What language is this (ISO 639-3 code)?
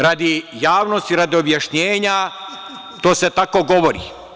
srp